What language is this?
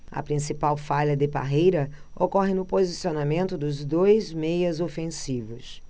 Portuguese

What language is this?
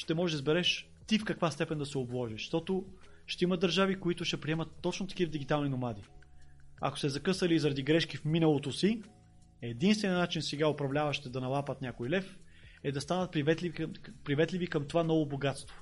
Bulgarian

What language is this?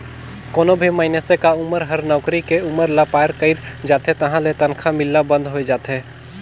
Chhattisgarhi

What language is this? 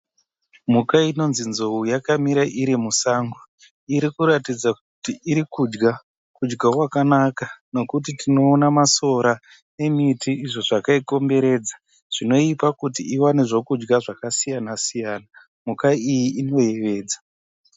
Shona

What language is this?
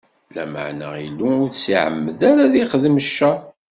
Kabyle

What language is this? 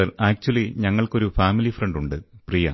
Malayalam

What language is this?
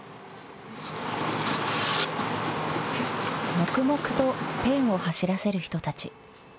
Japanese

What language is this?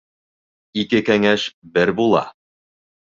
Bashkir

